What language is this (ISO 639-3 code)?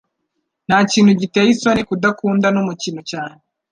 kin